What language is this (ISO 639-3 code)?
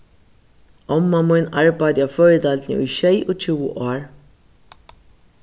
fao